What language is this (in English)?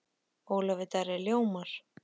Icelandic